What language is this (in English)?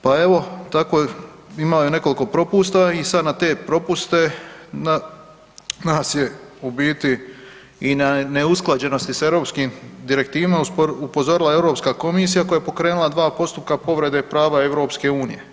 Croatian